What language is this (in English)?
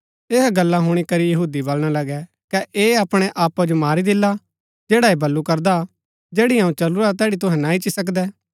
Gaddi